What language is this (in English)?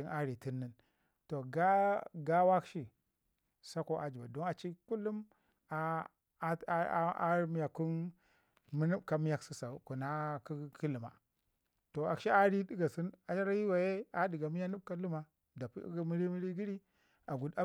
Ngizim